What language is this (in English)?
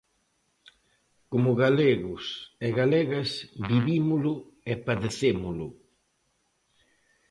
Galician